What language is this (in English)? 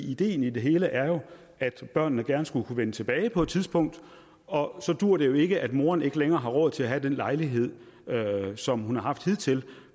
Danish